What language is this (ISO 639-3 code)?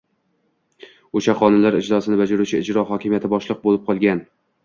uzb